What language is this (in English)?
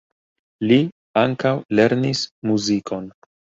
Esperanto